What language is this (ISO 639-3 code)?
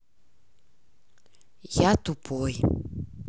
rus